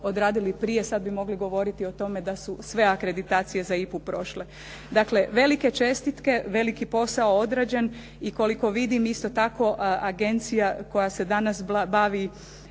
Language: Croatian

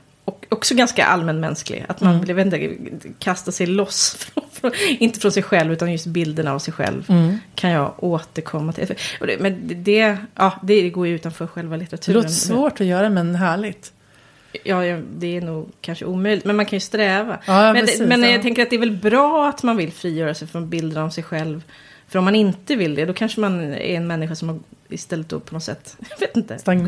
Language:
Swedish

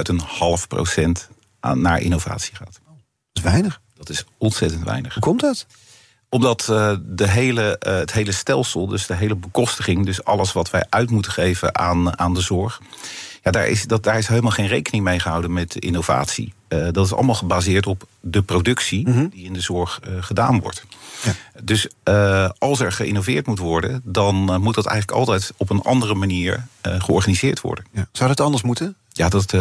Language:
Dutch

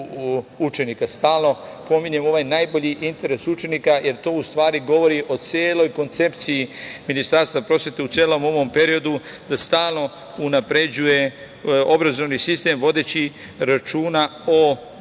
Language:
Serbian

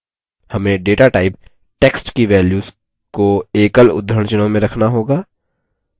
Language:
Hindi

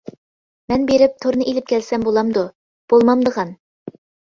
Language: Uyghur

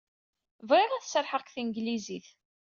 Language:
Kabyle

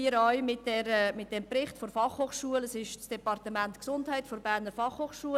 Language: Swiss German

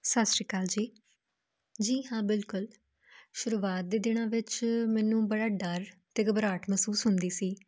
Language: Punjabi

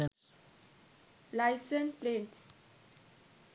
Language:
Sinhala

